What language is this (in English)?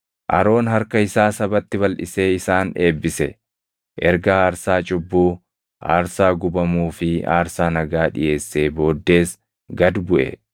Oromo